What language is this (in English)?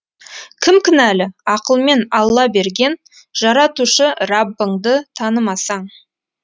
Kazakh